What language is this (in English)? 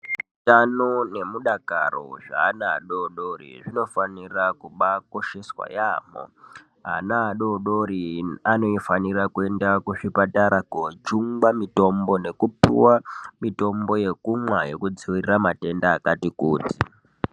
Ndau